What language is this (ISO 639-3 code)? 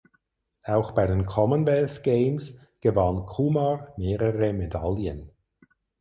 deu